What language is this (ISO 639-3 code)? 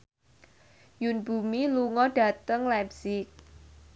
jav